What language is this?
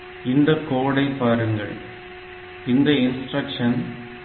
Tamil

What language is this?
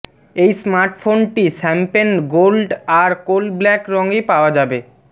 Bangla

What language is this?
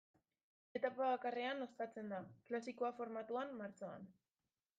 Basque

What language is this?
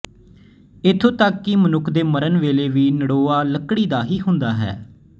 Punjabi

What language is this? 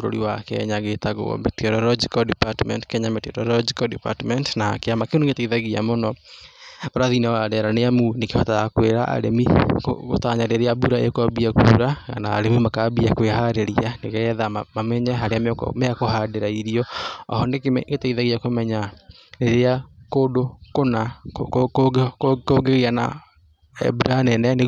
Kikuyu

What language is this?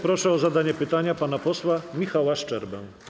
Polish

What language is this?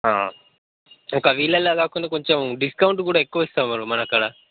Telugu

